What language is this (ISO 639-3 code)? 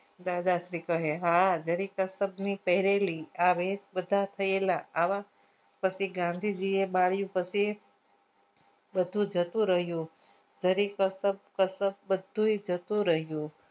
guj